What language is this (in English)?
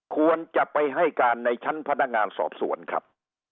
Thai